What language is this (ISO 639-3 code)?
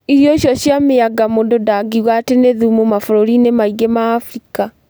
kik